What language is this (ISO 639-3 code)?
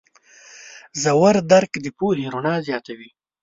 pus